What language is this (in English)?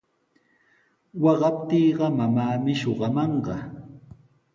Sihuas Ancash Quechua